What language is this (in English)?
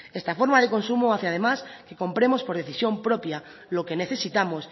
Spanish